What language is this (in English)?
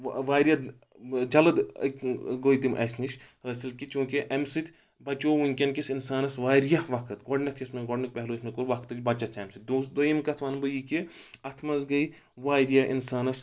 Kashmiri